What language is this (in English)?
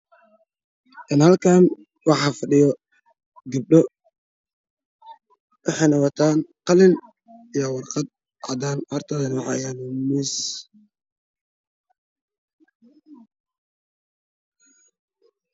Somali